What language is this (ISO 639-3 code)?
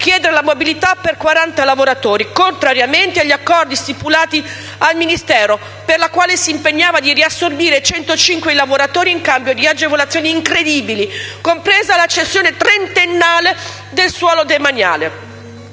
ita